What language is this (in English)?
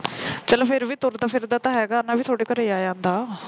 Punjabi